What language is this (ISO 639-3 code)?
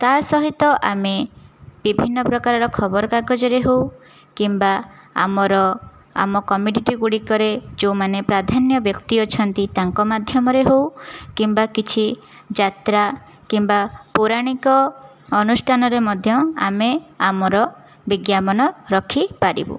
ori